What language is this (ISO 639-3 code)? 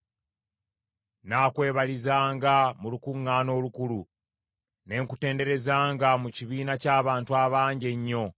lug